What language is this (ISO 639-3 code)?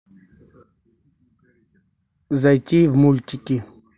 rus